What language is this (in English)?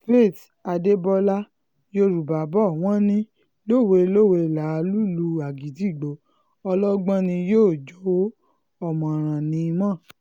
Yoruba